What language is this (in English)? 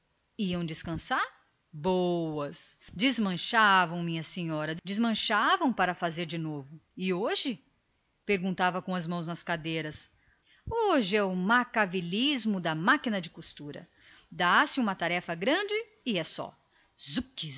Portuguese